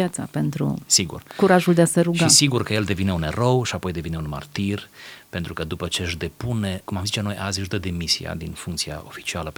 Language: Romanian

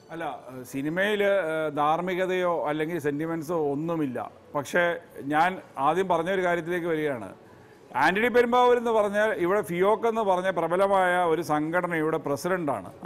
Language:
Turkish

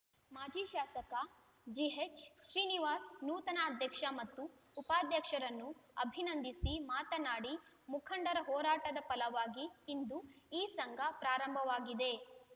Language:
Kannada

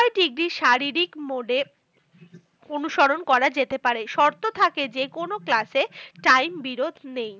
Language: Bangla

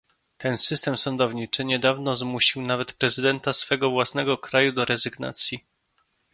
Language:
Polish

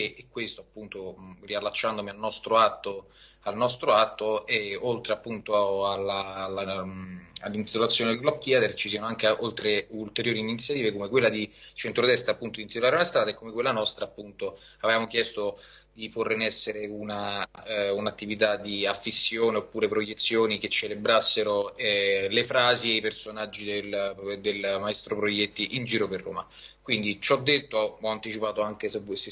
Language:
Italian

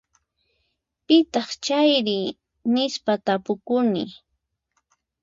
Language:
Puno Quechua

